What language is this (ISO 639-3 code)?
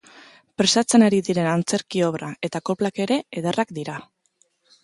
eus